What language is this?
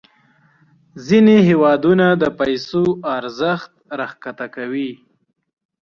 Pashto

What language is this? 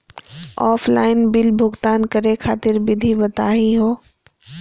Magahi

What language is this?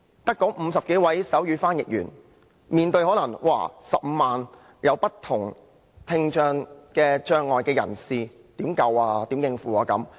Cantonese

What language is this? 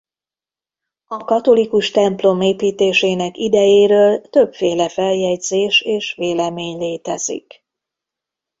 Hungarian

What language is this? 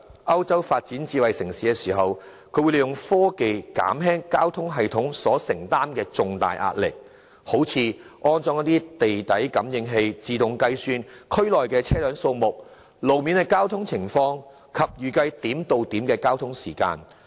Cantonese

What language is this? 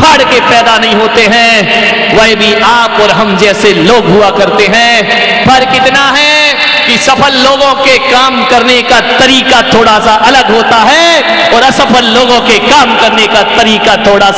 Hindi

